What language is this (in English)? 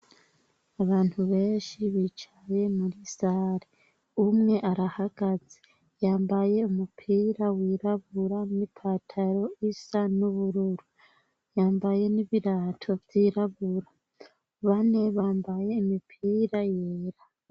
Rundi